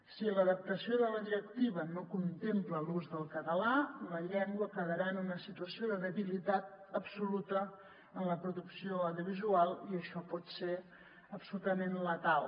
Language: Catalan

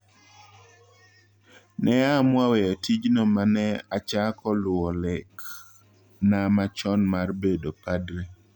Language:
Luo (Kenya and Tanzania)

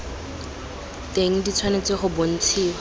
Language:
Tswana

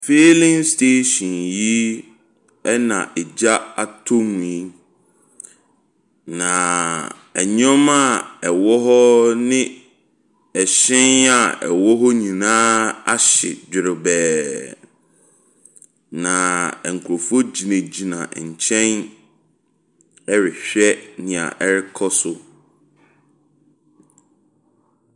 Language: Akan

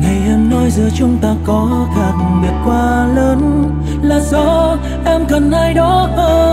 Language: Vietnamese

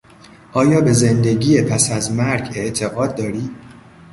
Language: Persian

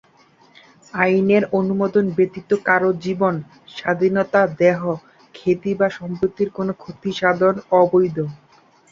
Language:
Bangla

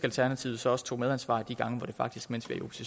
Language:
Danish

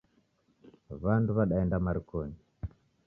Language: Taita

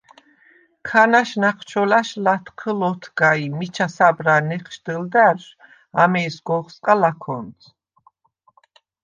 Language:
Svan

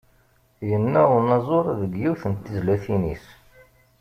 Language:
Kabyle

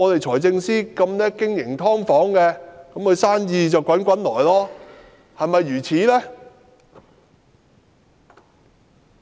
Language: Cantonese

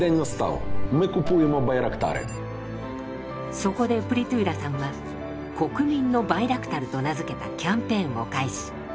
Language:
Japanese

